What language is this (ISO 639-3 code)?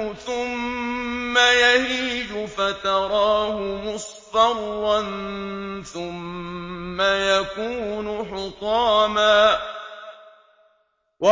ara